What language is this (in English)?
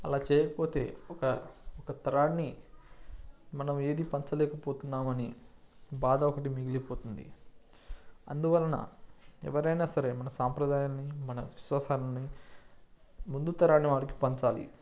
Telugu